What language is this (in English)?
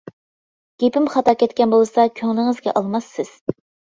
Uyghur